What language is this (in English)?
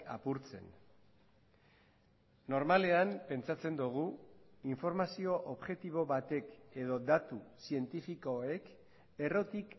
Basque